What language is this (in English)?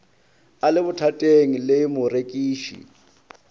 Northern Sotho